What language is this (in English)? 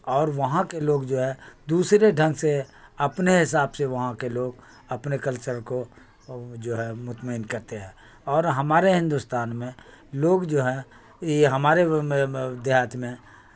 Urdu